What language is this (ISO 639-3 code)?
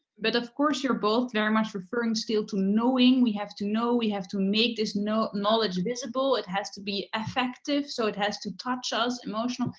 eng